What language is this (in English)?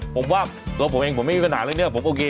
Thai